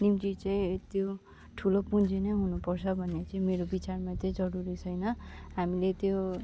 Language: Nepali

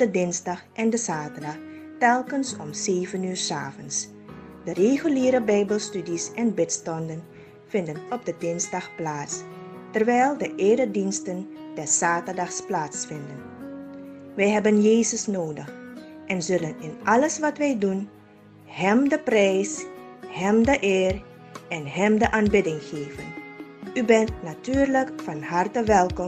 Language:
Dutch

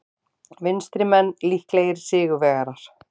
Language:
Icelandic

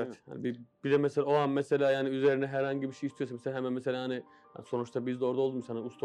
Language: Turkish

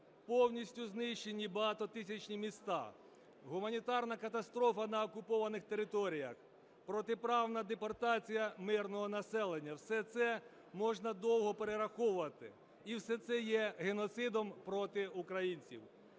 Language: Ukrainian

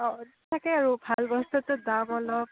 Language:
Assamese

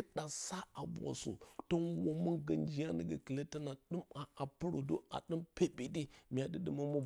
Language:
Bacama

